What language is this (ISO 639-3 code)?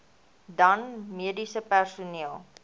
afr